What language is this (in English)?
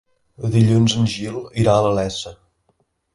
Catalan